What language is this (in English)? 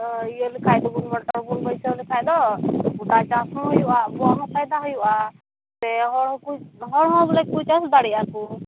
Santali